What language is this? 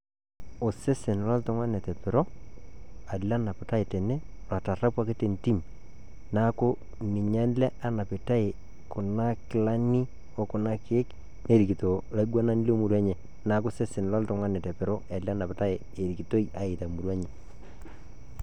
Masai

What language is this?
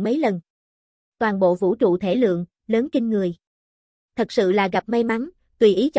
Vietnamese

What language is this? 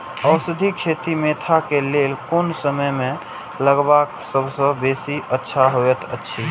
Maithili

